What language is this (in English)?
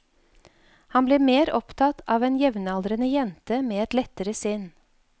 Norwegian